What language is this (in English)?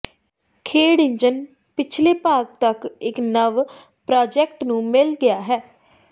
Punjabi